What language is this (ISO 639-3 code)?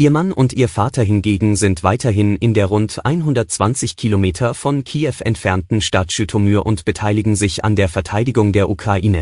deu